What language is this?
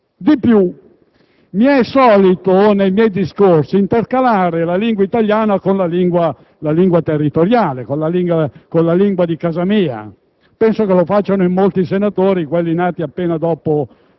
Italian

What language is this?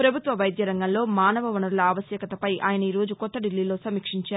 Telugu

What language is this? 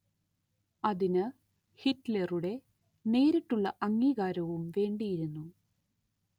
Malayalam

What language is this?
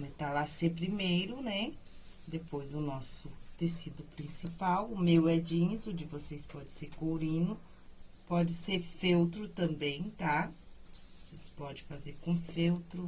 Portuguese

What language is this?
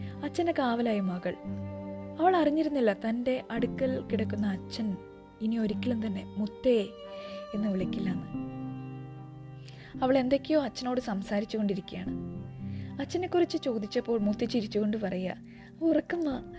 Malayalam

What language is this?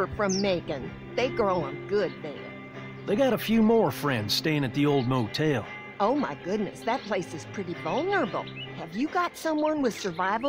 English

